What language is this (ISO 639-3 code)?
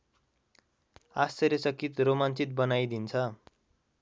nep